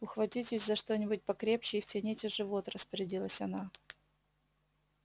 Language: Russian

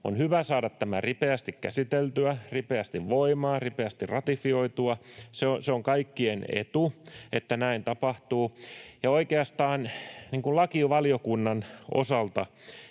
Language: Finnish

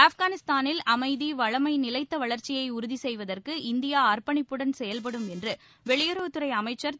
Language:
Tamil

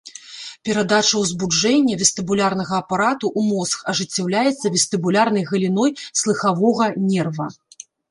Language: Belarusian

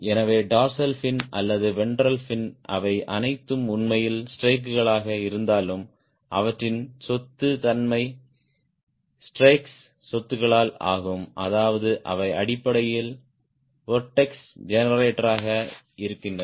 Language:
Tamil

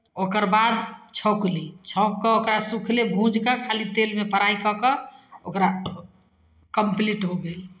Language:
Maithili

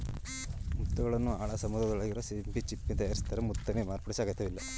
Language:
Kannada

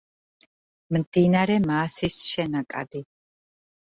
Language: Georgian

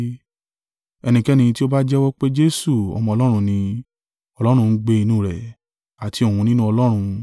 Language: Yoruba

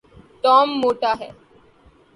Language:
Urdu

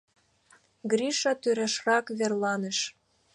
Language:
Mari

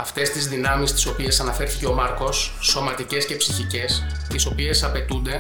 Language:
Greek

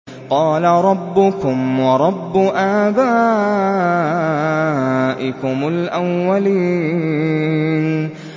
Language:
Arabic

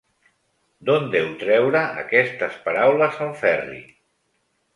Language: Catalan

